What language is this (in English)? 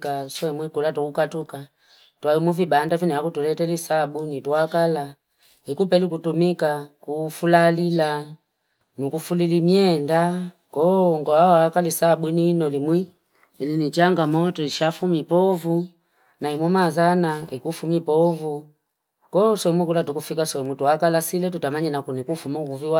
Fipa